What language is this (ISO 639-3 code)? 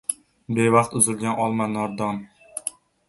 uzb